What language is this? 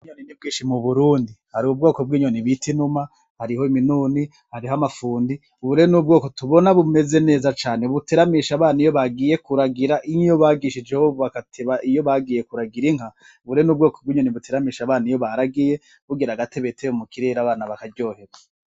Rundi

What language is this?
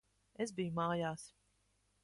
Latvian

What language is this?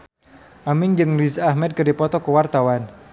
Sundanese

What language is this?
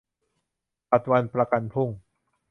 Thai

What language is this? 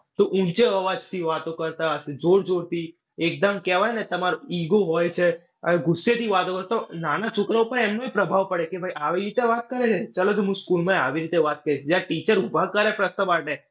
Gujarati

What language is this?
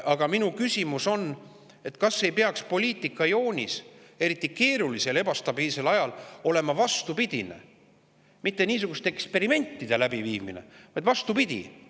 Estonian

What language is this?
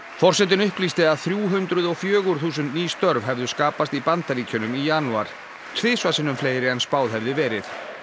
Icelandic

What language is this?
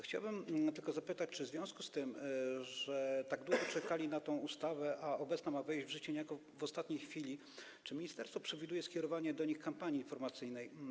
Polish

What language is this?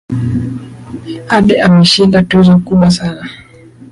Swahili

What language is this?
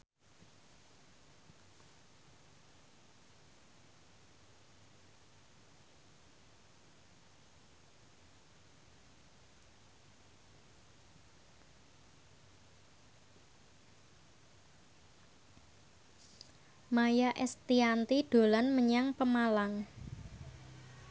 Javanese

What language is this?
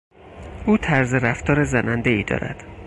Persian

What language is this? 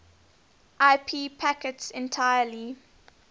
English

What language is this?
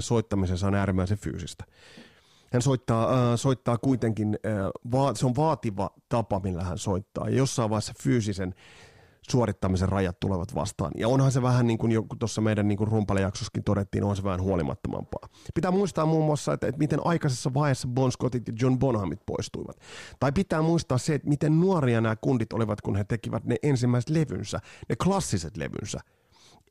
Finnish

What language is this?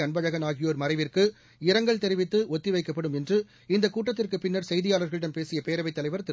Tamil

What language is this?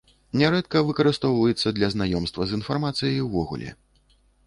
Belarusian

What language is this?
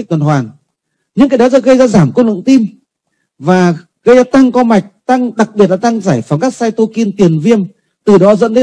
Vietnamese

